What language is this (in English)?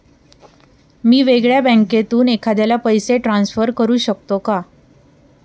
Marathi